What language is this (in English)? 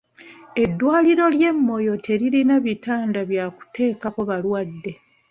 Ganda